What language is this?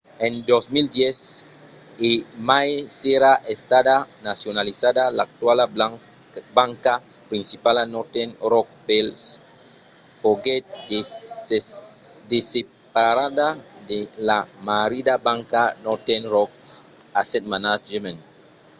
Occitan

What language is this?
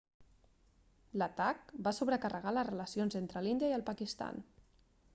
Catalan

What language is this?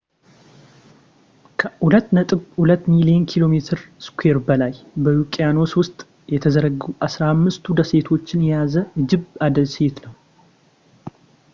Amharic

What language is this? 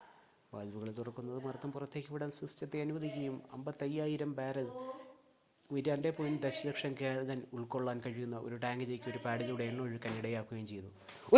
Malayalam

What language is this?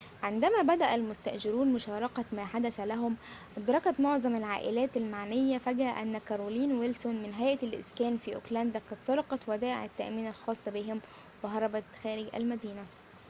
Arabic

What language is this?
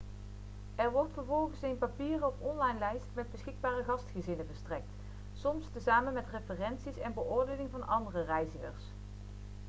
Dutch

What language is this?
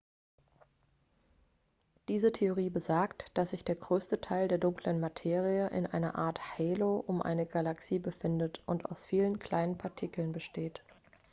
German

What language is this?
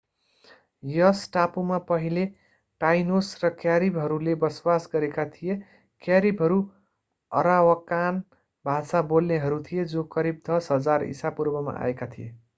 Nepali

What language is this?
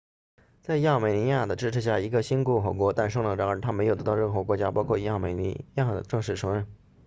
Chinese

